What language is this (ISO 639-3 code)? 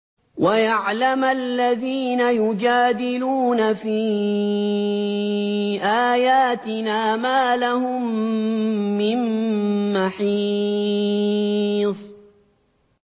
ara